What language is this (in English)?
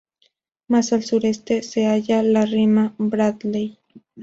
Spanish